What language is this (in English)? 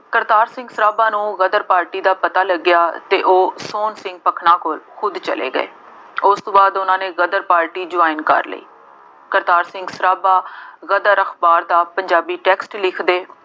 Punjabi